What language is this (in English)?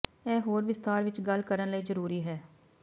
Punjabi